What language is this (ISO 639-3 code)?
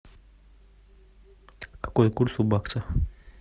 rus